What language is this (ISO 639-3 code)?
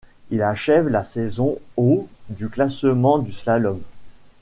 fra